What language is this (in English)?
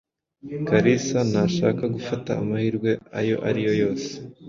Kinyarwanda